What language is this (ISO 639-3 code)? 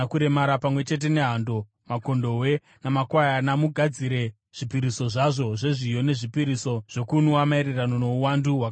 sna